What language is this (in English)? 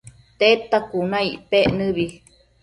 Matsés